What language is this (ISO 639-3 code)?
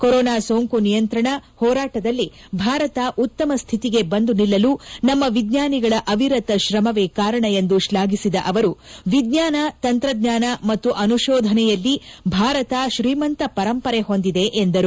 kan